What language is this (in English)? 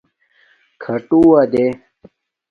Domaaki